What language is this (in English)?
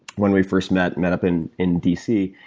English